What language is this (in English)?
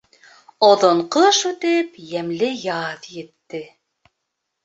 Bashkir